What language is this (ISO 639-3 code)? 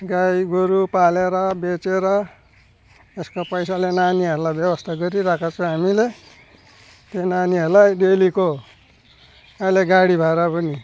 nep